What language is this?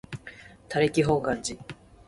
Japanese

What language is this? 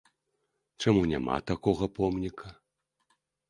Belarusian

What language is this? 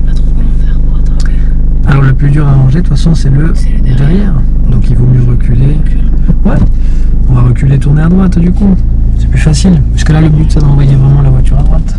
French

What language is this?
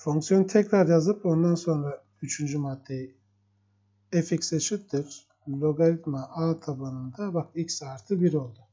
Turkish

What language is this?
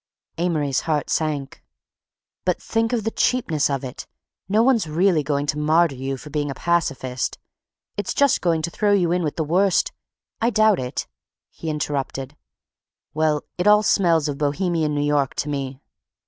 English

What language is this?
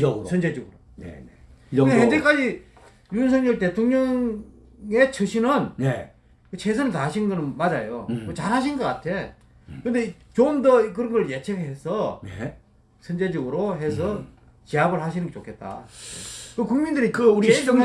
Korean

